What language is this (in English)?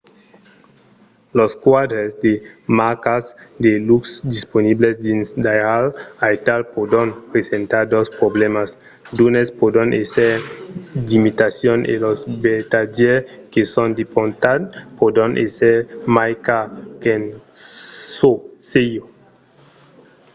Occitan